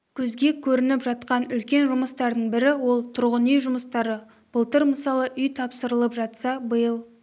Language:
Kazakh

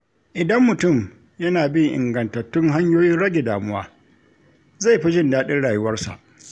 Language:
Hausa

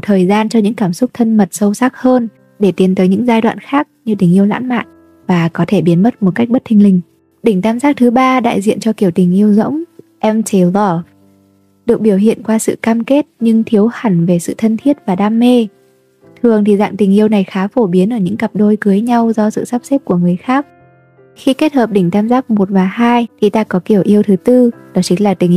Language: Vietnamese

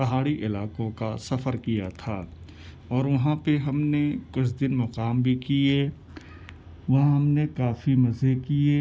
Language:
Urdu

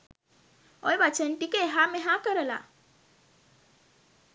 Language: Sinhala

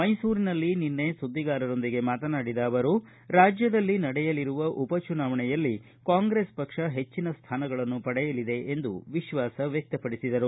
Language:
Kannada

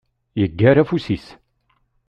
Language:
Kabyle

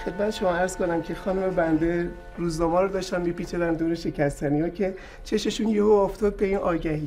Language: Persian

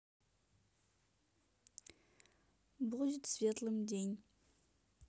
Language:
Russian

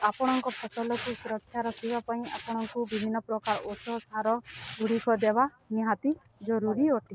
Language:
Odia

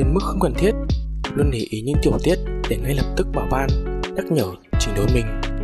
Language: Vietnamese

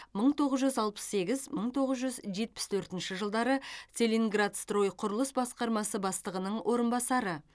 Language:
Kazakh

